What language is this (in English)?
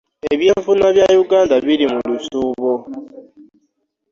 Ganda